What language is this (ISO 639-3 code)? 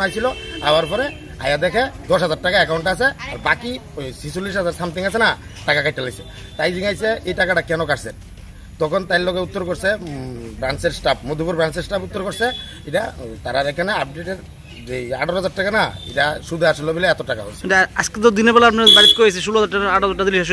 ben